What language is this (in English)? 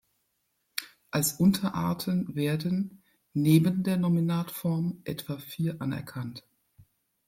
German